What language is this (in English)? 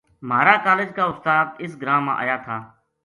Gujari